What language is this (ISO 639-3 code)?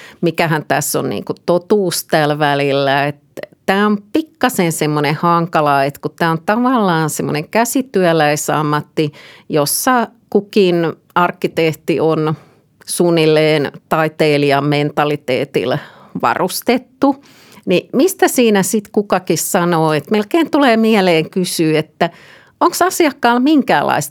fin